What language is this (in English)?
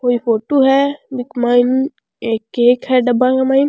Rajasthani